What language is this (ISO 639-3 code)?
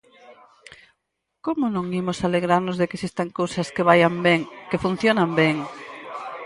glg